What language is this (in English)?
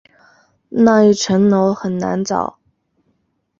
Chinese